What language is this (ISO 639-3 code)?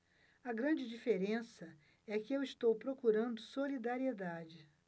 por